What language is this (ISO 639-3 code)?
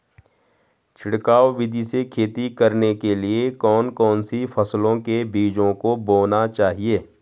hin